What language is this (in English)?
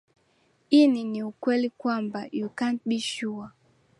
Swahili